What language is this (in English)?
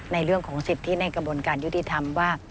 Thai